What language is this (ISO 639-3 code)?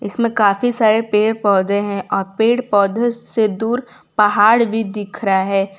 hin